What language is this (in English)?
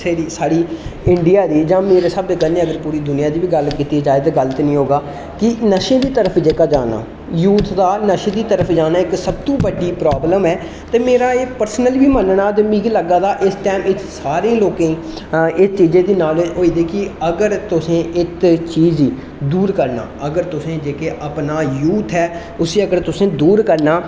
Dogri